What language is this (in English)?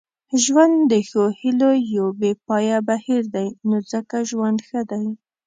Pashto